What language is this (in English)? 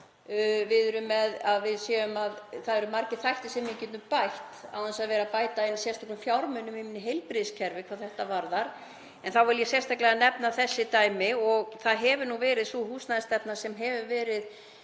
Icelandic